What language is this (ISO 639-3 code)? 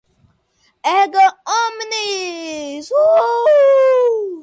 por